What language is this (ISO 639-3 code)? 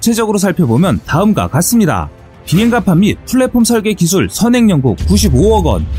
kor